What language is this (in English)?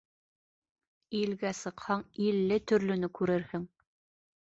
Bashkir